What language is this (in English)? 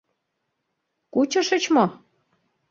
Mari